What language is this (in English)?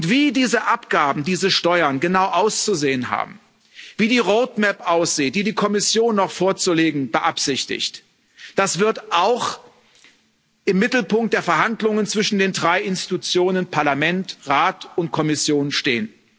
German